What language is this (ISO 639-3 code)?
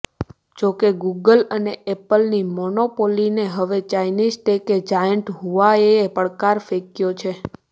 guj